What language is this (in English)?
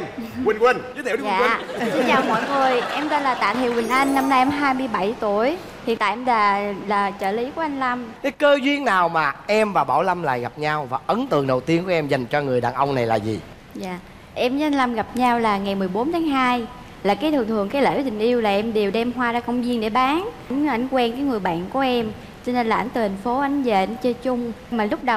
Vietnamese